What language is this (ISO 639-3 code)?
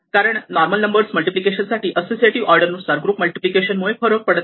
mar